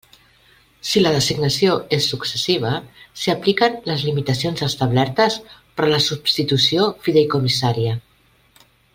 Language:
Catalan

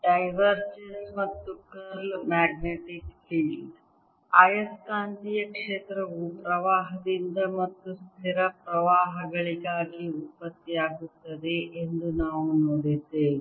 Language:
Kannada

